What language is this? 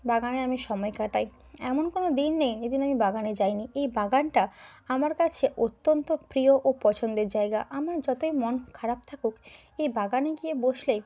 Bangla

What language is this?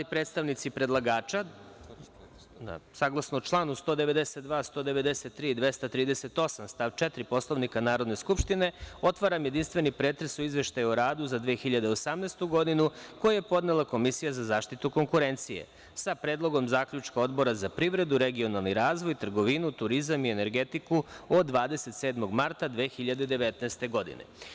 Serbian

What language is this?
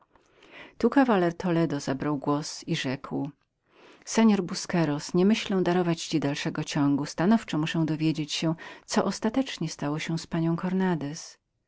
Polish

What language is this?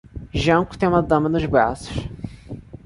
Portuguese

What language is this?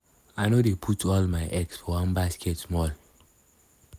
Nigerian Pidgin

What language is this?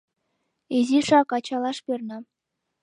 Mari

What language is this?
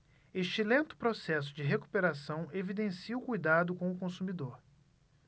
Portuguese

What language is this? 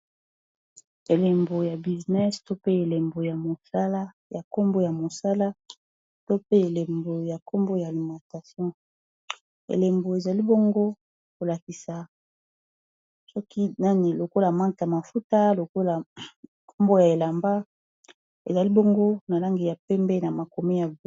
Lingala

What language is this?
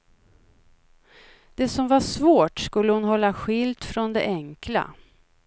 Swedish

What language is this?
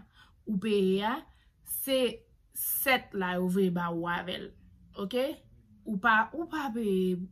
French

